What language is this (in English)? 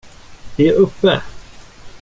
Swedish